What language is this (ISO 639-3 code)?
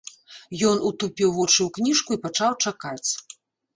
bel